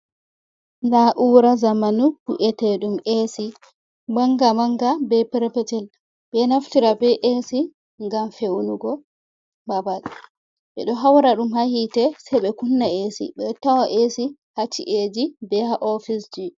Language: Fula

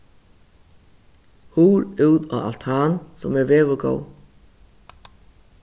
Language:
Faroese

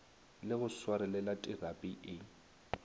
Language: Northern Sotho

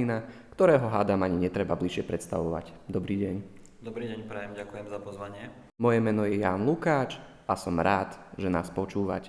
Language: Slovak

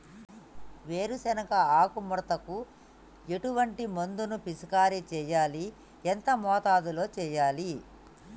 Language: Telugu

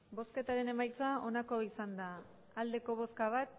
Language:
Basque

